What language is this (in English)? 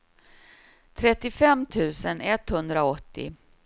Swedish